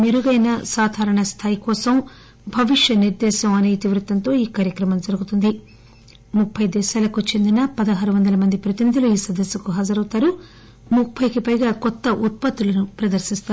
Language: Telugu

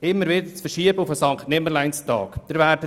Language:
Swiss German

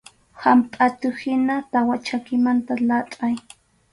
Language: Arequipa-La Unión Quechua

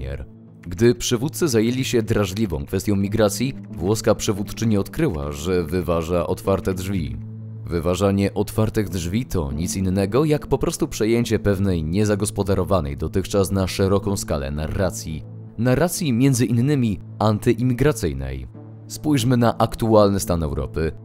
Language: Polish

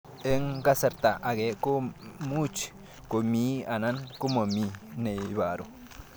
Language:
Kalenjin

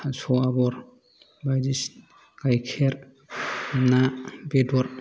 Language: Bodo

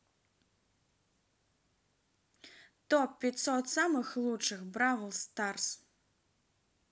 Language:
Russian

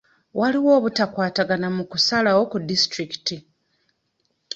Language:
Ganda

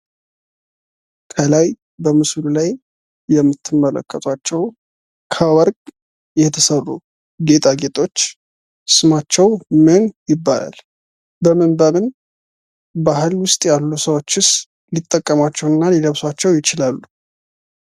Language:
Amharic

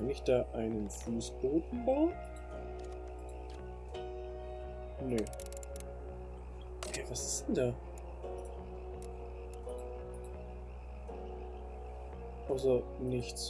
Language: German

